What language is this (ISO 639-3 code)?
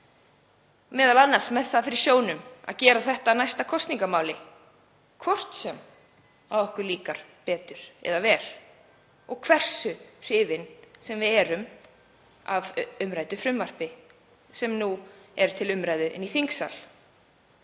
isl